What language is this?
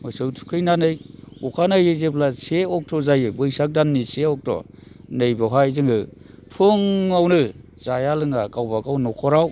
Bodo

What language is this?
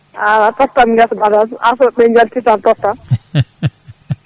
Fula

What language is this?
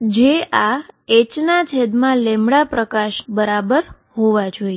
Gujarati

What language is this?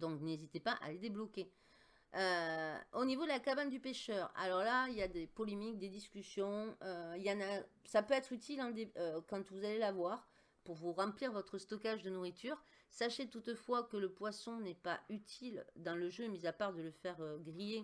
French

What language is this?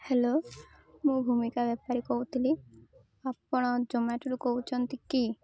Odia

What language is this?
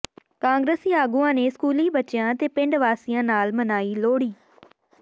Punjabi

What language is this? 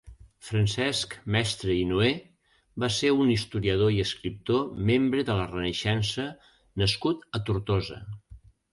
Catalan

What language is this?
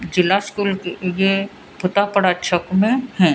Hindi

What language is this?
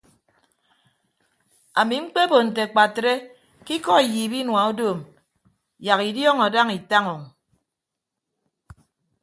Ibibio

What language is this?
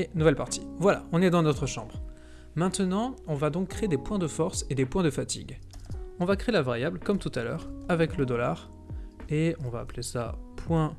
French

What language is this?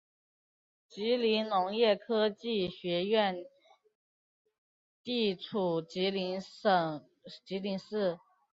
Chinese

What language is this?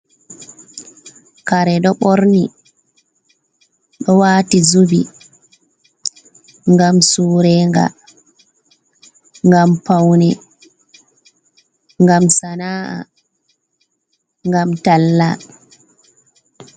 Fula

